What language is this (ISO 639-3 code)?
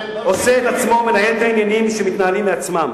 heb